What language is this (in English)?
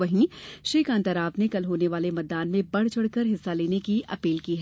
Hindi